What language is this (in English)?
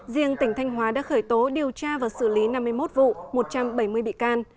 Vietnamese